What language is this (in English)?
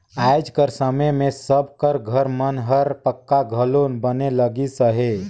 Chhattisgarhi